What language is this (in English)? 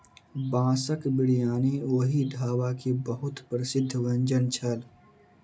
Maithili